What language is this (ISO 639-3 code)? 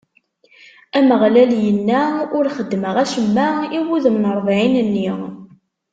kab